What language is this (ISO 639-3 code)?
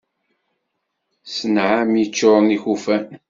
kab